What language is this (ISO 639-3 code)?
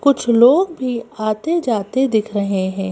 hin